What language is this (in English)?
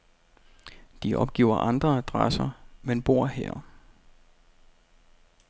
Danish